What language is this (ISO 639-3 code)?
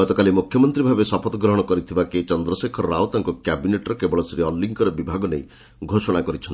ori